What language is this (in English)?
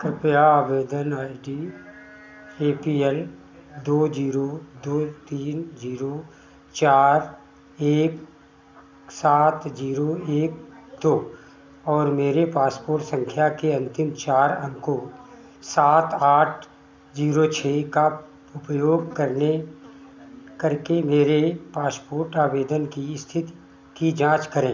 Hindi